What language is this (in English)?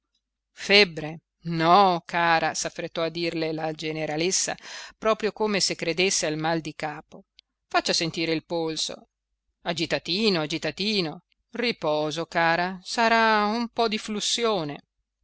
Italian